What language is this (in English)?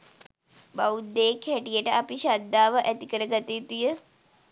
Sinhala